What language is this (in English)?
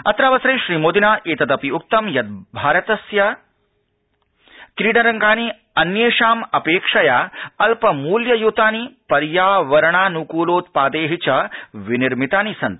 Sanskrit